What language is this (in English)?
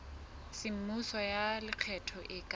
Southern Sotho